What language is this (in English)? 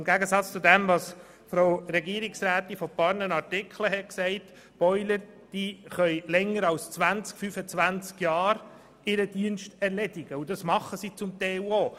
Swiss German